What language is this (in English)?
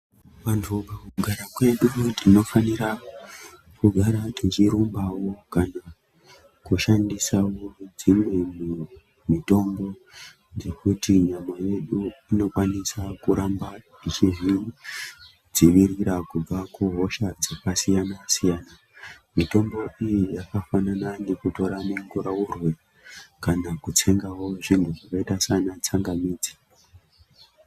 Ndau